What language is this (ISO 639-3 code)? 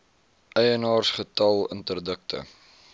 afr